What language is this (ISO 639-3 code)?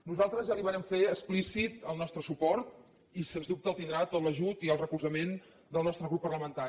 cat